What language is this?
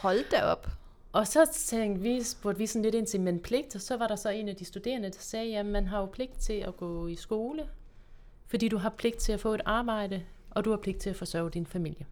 Danish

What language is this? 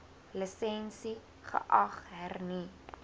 Afrikaans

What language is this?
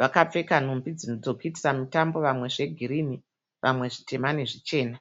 Shona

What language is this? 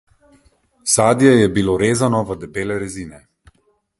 Slovenian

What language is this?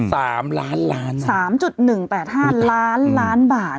Thai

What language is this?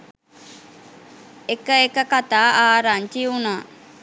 Sinhala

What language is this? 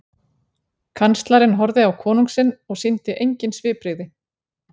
Icelandic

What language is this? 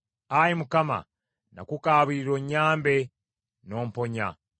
Ganda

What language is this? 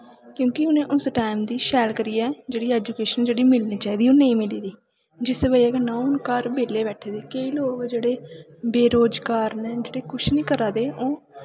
Dogri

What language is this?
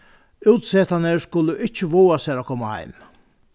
Faroese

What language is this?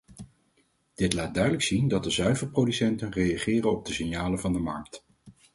Dutch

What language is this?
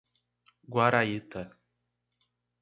Portuguese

